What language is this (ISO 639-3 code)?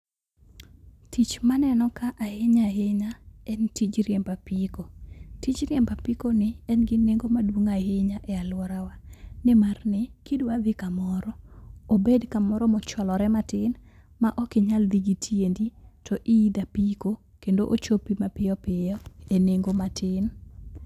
luo